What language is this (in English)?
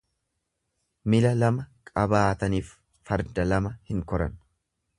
Oromo